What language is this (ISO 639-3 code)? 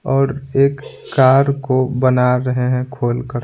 hin